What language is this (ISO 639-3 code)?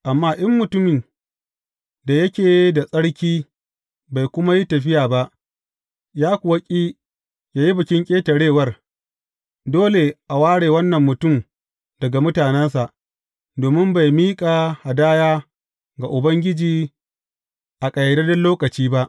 hau